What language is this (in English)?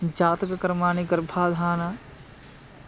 Sanskrit